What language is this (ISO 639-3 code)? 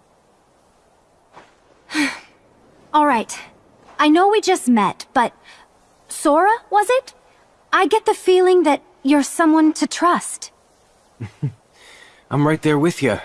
eng